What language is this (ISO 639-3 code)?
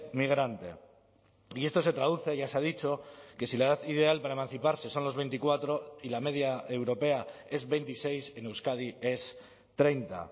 spa